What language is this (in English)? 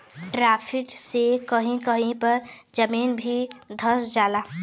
Bhojpuri